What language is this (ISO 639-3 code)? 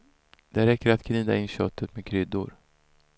swe